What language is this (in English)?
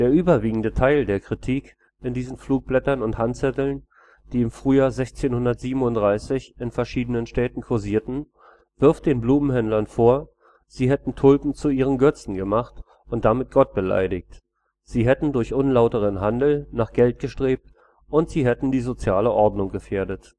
German